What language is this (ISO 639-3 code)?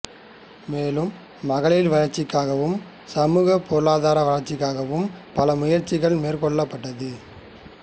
tam